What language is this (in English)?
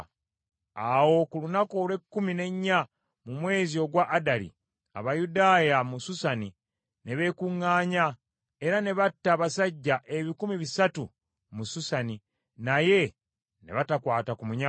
Ganda